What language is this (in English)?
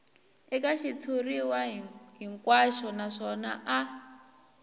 Tsonga